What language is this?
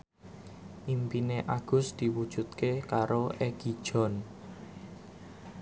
Javanese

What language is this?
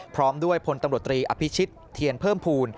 Thai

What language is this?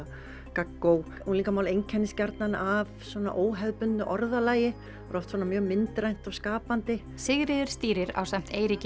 Icelandic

